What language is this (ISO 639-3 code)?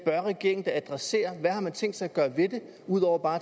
dan